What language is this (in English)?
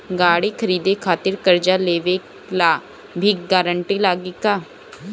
Bhojpuri